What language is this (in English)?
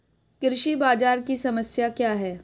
Hindi